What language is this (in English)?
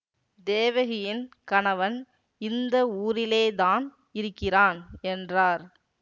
Tamil